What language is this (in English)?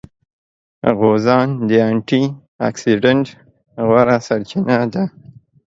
Pashto